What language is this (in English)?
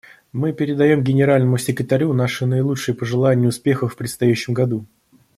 Russian